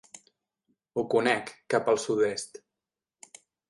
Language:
Catalan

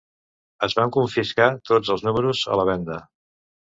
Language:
Catalan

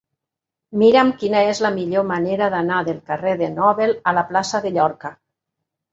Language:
Catalan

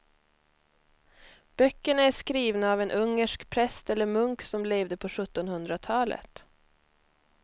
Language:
Swedish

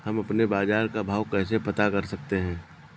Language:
Hindi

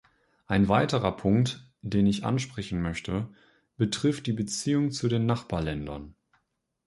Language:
German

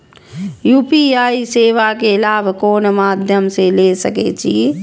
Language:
Maithili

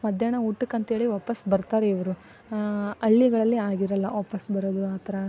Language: Kannada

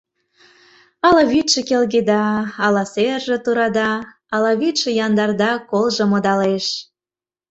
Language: Mari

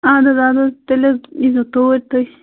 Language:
Kashmiri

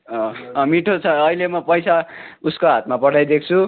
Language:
Nepali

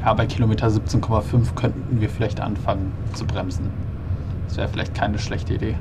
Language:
German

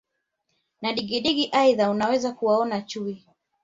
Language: Swahili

